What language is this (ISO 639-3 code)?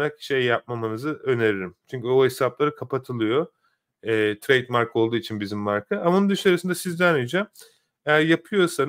tur